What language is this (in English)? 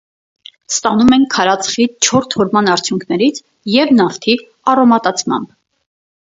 Armenian